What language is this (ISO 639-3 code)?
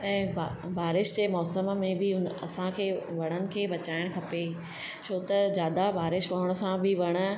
snd